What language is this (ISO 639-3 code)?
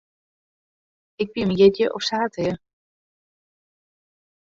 fry